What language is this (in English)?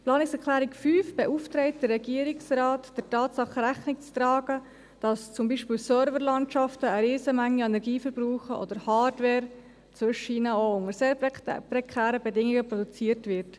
Swiss German